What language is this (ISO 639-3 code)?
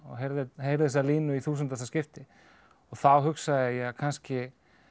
isl